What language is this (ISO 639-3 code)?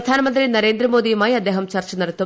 mal